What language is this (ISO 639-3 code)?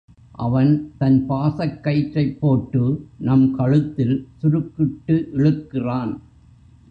tam